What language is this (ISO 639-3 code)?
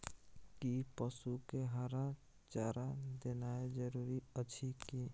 mai